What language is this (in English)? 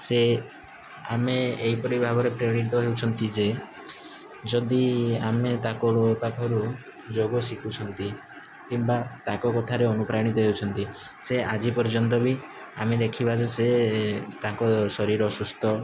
Odia